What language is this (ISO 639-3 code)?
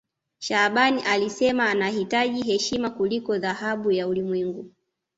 swa